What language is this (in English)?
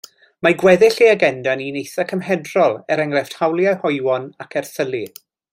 Welsh